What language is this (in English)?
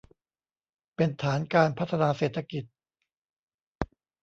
Thai